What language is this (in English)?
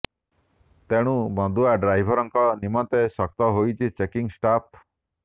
Odia